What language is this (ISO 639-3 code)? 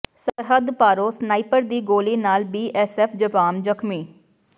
pan